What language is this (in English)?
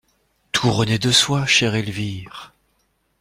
French